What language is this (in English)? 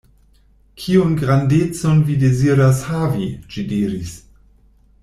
Esperanto